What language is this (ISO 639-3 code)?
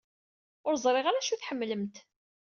kab